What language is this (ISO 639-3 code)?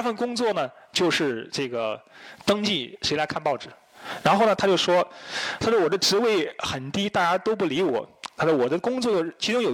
zho